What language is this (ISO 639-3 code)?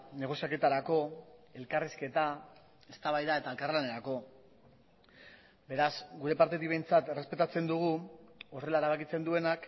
eus